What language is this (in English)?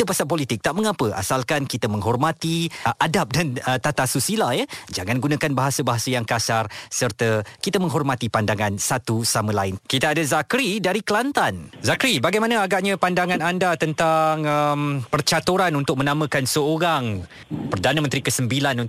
Malay